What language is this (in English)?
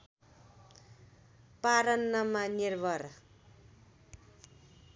Nepali